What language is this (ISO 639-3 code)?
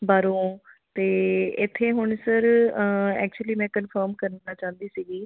pan